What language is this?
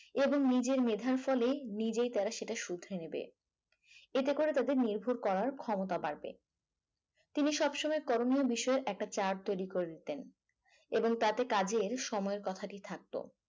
Bangla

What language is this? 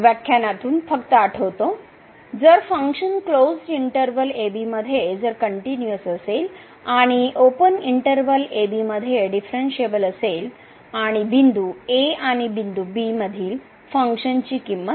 Marathi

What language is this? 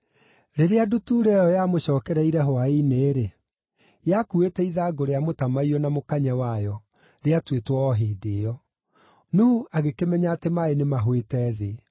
Kikuyu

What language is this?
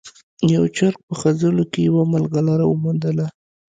Pashto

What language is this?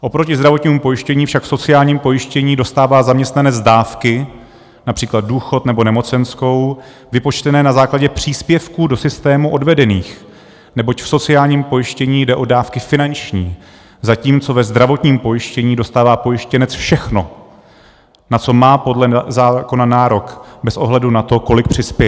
Czech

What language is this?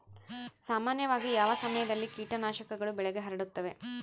Kannada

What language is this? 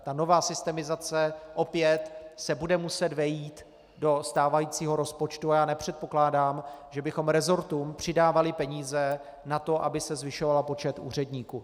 Czech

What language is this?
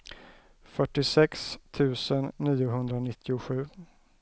Swedish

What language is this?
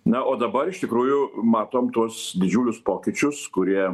Lithuanian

